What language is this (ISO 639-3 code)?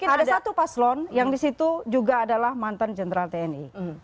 ind